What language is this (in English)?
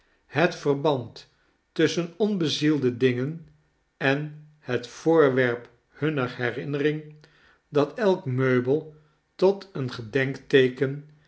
Dutch